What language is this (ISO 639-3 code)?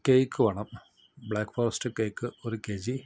mal